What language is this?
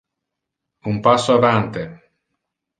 Interlingua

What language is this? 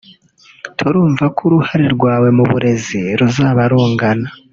Kinyarwanda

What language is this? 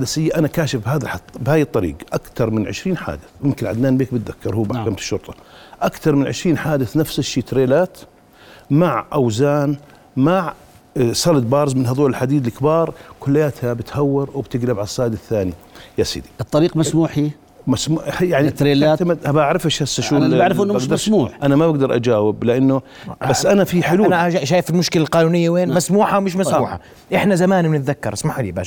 Arabic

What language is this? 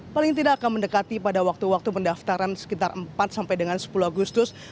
Indonesian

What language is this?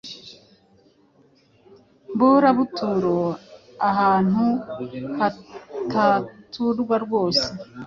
Kinyarwanda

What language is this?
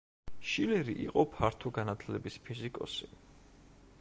Georgian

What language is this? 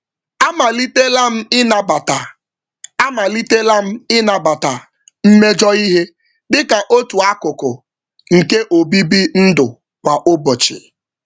Igbo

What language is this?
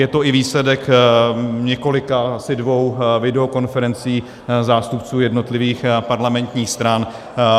Czech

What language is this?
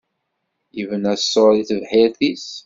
Kabyle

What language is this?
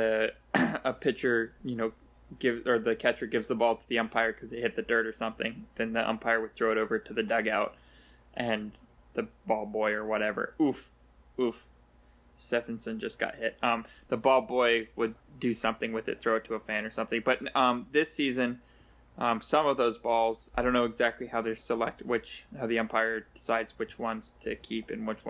English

